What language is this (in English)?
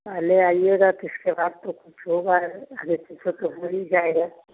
Hindi